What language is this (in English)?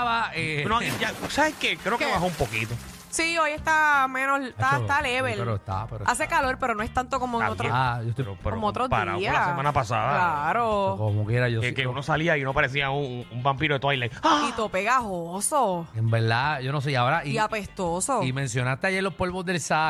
Spanish